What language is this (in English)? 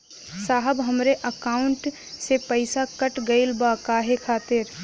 Bhojpuri